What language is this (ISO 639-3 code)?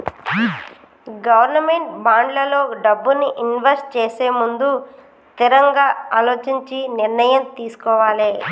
tel